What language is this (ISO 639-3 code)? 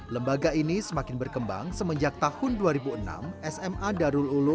ind